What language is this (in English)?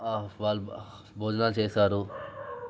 Telugu